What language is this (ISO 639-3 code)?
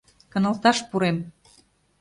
chm